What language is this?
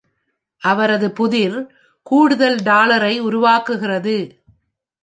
Tamil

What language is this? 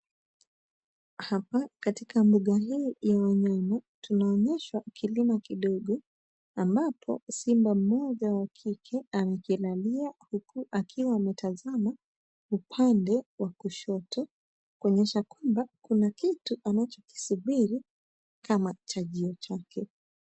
Swahili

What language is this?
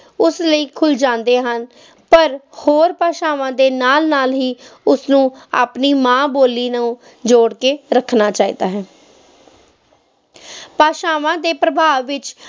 Punjabi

